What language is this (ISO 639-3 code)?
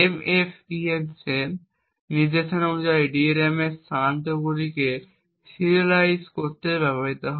ben